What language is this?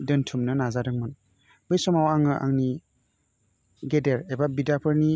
Bodo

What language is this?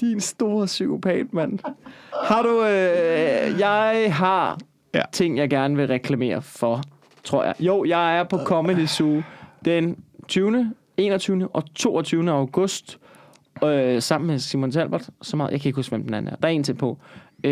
Danish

